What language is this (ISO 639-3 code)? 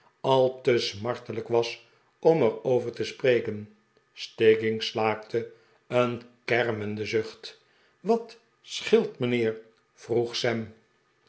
nld